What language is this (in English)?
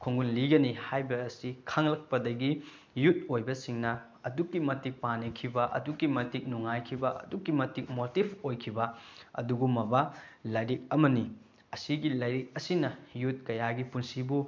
Manipuri